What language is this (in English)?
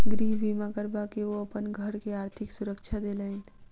Maithili